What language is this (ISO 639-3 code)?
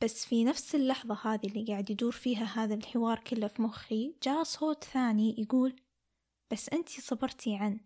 ara